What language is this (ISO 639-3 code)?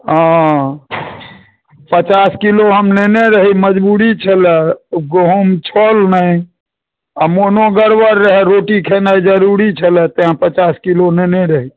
mai